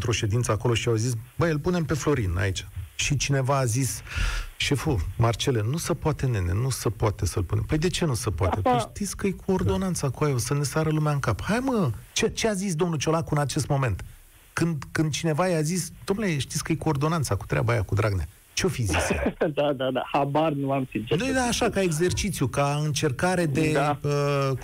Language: Romanian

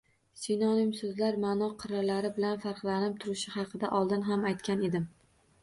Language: Uzbek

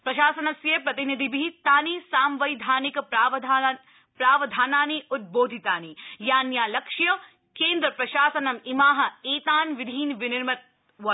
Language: Sanskrit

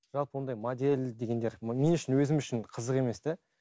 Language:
Kazakh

